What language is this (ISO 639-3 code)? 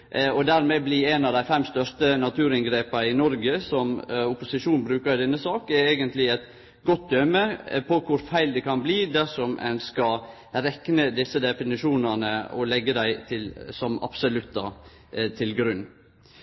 nno